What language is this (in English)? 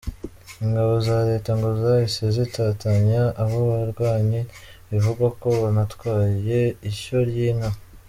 Kinyarwanda